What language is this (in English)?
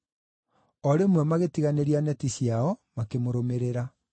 Kikuyu